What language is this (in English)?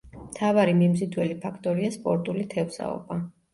Georgian